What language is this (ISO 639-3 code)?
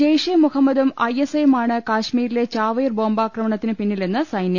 mal